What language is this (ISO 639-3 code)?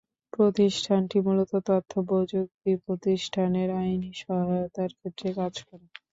ben